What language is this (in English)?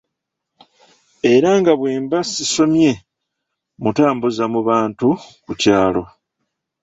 Ganda